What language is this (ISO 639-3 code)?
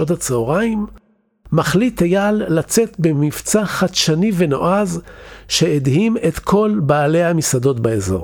heb